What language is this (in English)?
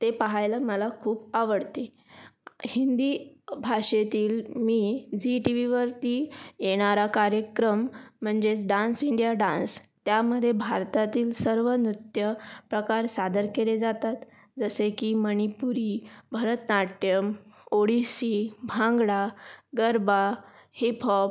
Marathi